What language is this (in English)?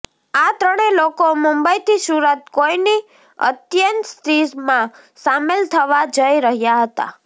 Gujarati